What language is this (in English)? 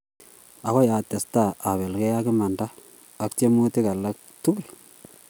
Kalenjin